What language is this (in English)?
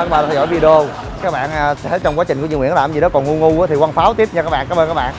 Vietnamese